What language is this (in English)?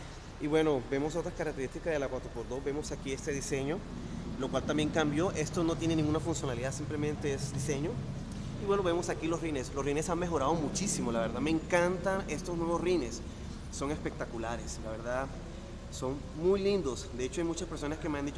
Spanish